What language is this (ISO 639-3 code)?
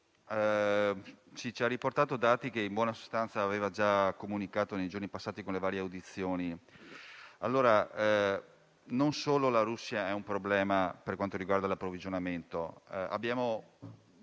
ita